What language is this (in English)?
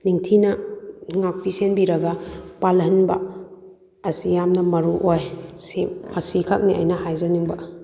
Manipuri